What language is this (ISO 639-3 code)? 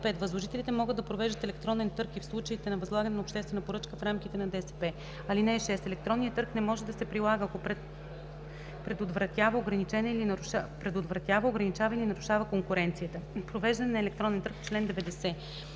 bul